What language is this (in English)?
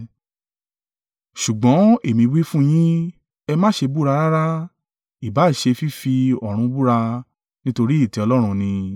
Yoruba